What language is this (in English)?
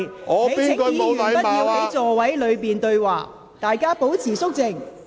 Cantonese